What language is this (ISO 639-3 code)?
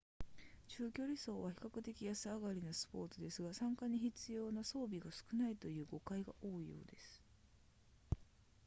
jpn